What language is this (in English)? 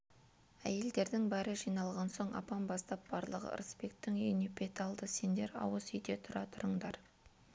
Kazakh